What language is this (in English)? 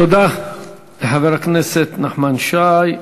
Hebrew